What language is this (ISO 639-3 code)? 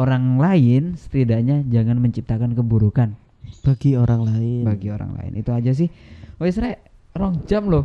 ind